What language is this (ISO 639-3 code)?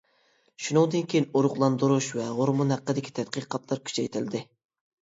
uig